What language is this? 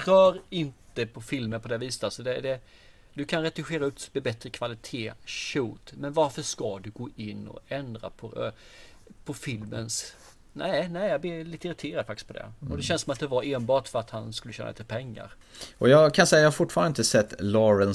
Swedish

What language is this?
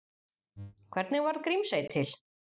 Icelandic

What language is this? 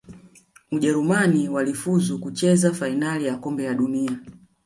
Swahili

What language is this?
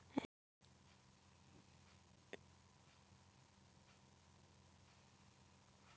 Maithili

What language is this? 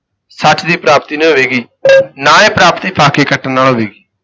Punjabi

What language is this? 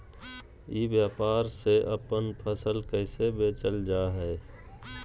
Magahi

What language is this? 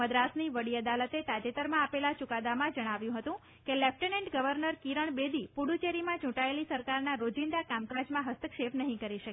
Gujarati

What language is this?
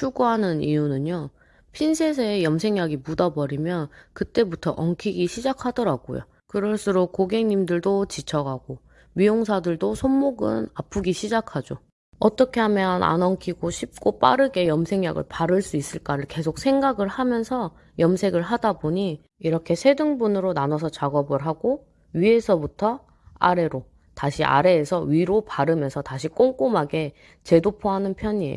Korean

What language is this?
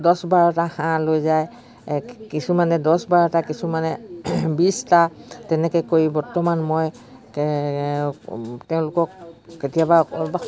Assamese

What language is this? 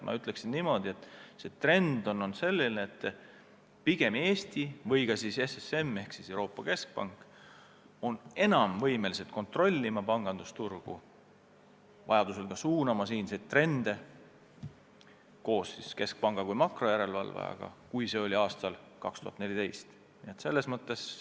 Estonian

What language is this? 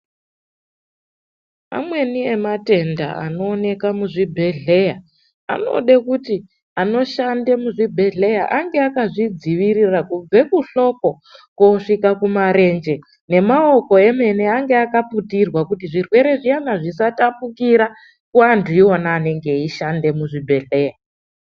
Ndau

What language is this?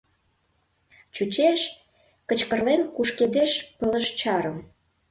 Mari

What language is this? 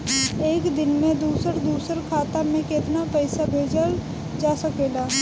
Bhojpuri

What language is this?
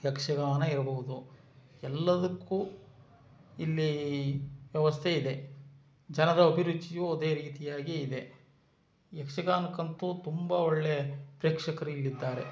Kannada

